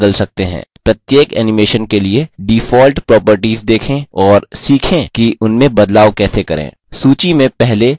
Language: Hindi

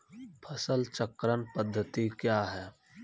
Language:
Maithili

